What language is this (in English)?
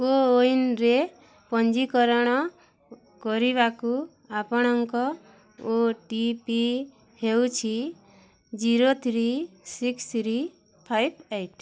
Odia